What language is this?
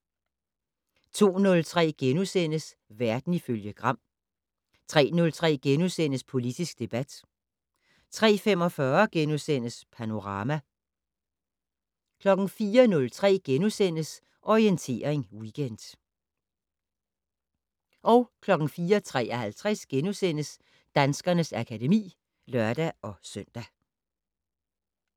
Danish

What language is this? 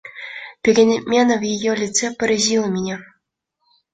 Russian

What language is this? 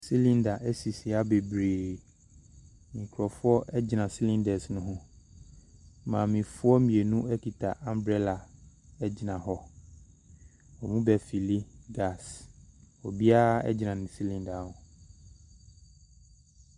Akan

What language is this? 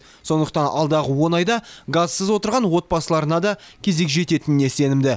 Kazakh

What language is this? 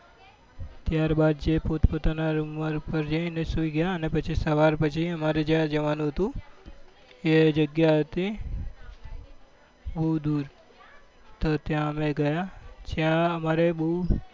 Gujarati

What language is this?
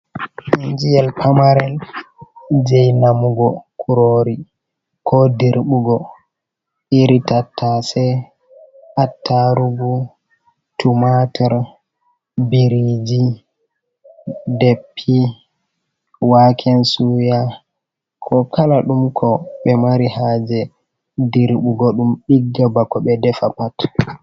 Fula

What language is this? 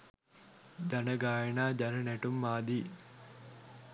Sinhala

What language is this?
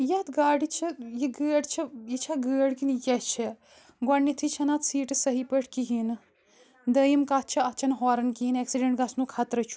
Kashmiri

